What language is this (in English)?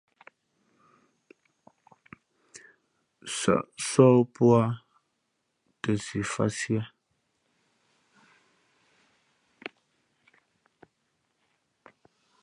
Fe'fe'